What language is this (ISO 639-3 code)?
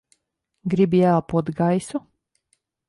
lav